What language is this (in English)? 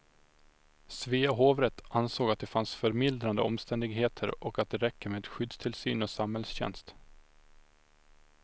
Swedish